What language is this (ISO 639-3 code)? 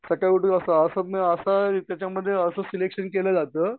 mar